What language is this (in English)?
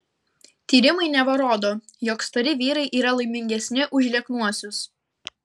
Lithuanian